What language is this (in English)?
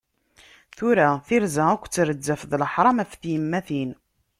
Kabyle